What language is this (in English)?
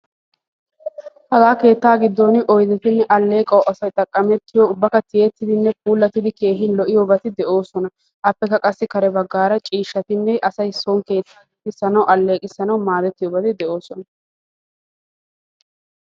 Wolaytta